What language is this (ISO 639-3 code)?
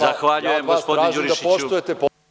srp